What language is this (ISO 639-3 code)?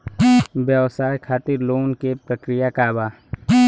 bho